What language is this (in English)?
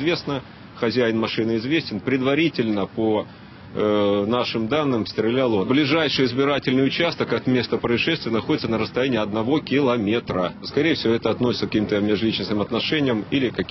Russian